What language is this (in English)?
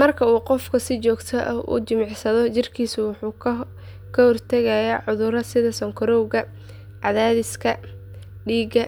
Somali